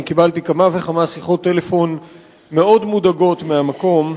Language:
Hebrew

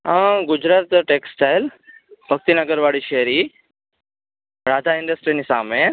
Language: Gujarati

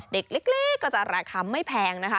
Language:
Thai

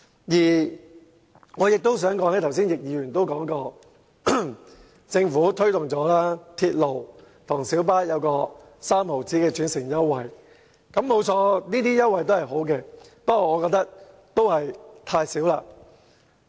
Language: Cantonese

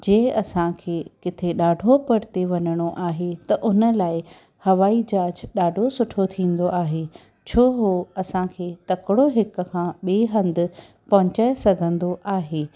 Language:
Sindhi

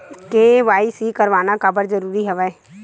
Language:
Chhattisgarhi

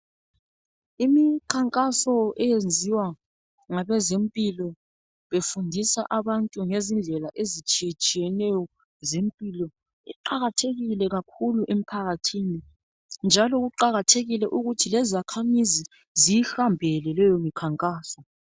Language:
North Ndebele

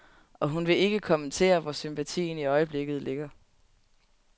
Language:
Danish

